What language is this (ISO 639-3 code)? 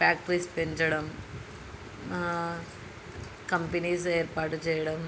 tel